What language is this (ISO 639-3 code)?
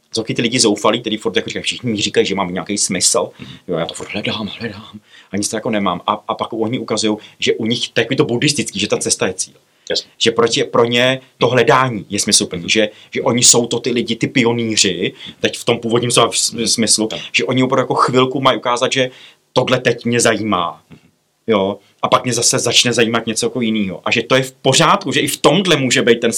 ces